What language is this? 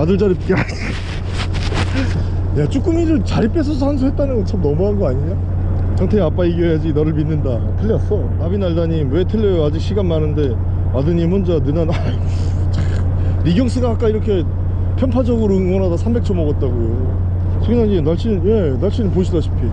Korean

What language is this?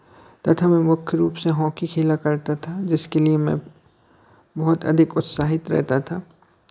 Hindi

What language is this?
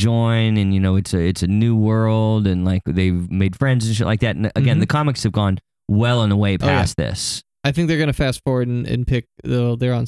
English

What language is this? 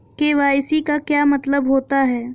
Hindi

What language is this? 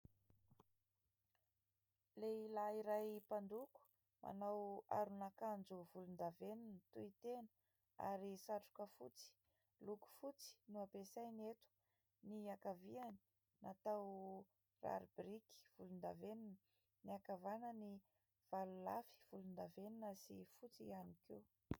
Malagasy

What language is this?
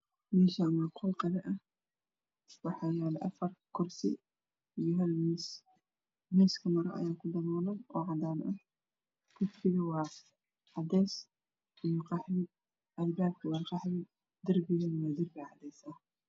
Somali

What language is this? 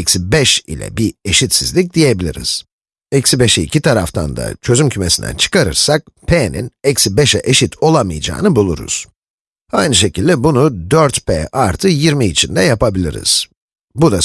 Turkish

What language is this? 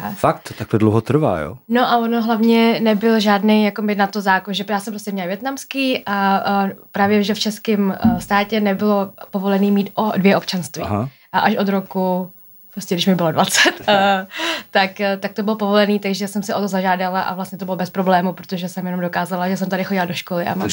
Czech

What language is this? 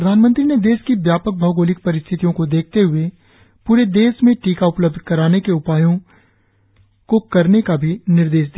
Hindi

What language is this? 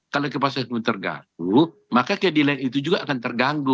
Indonesian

